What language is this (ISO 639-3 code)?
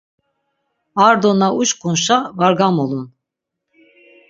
lzz